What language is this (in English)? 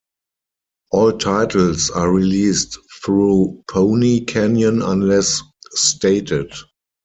English